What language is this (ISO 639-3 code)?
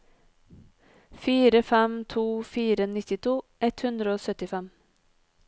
nor